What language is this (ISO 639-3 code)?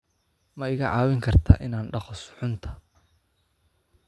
som